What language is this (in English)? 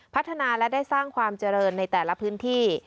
Thai